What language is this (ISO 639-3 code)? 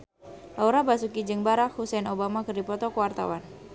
sun